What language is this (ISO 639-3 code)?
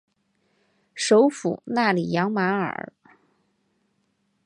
zho